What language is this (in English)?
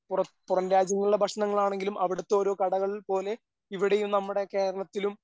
Malayalam